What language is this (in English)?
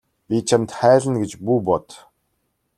Mongolian